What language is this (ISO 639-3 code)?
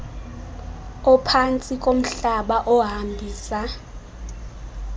xho